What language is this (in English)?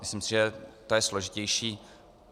Czech